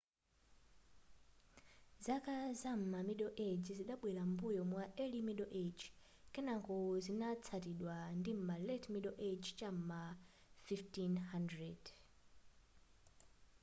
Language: Nyanja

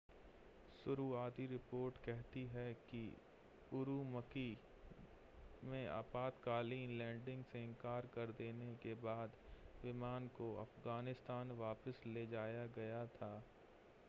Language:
Hindi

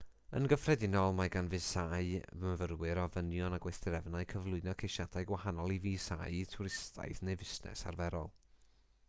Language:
Welsh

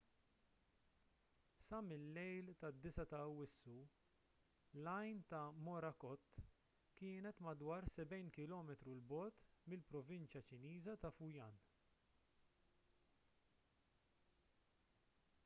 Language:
Maltese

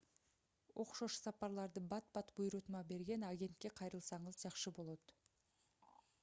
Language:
Kyrgyz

